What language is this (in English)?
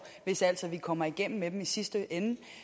Danish